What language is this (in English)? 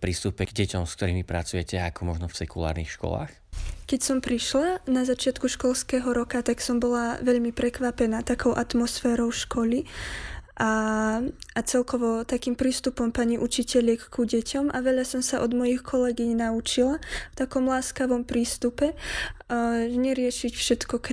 Slovak